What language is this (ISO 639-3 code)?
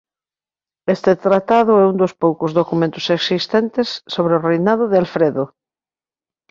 glg